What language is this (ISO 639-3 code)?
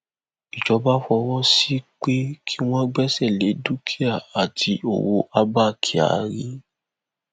yor